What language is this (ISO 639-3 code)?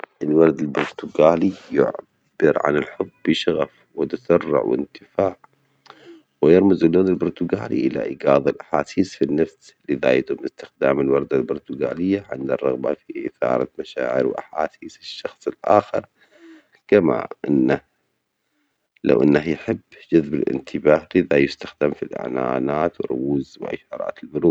acx